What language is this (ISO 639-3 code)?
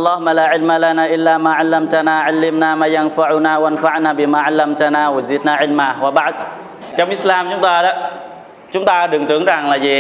vie